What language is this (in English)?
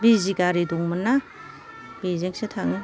Bodo